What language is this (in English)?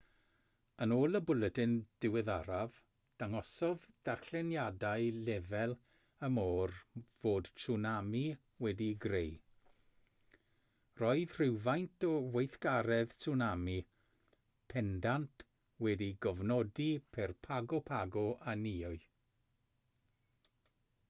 Welsh